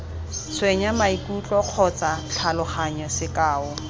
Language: Tswana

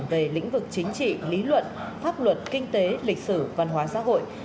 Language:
Vietnamese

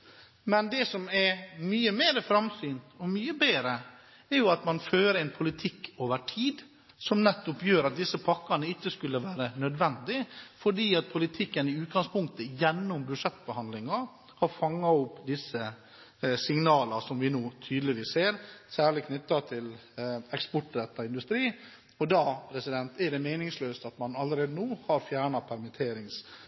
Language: Norwegian Bokmål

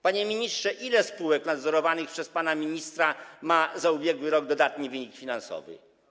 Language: Polish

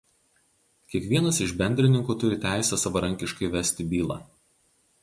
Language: Lithuanian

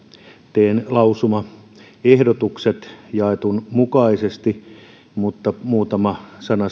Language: Finnish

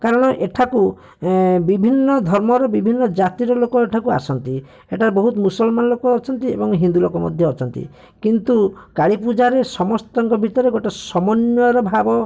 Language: Odia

